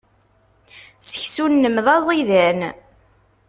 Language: Kabyle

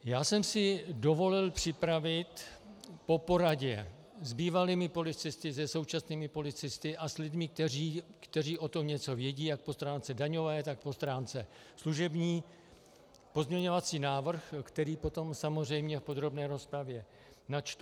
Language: Czech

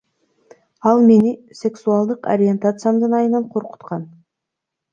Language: Kyrgyz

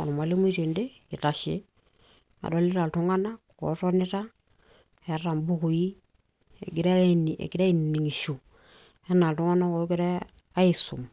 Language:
Masai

